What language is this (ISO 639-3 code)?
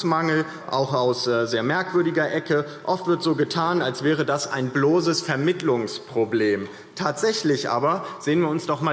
deu